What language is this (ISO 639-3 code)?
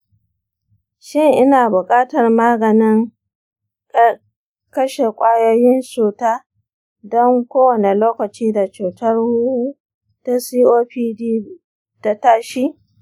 hau